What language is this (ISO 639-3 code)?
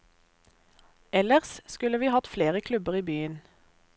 nor